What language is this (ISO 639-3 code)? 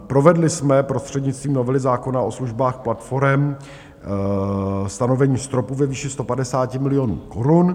ces